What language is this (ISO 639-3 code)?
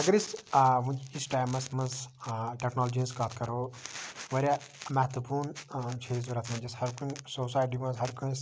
kas